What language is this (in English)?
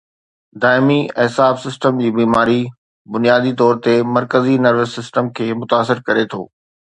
Sindhi